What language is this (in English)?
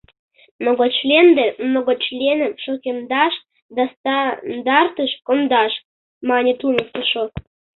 Mari